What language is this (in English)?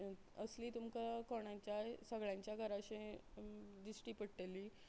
Konkani